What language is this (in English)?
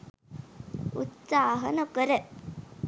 Sinhala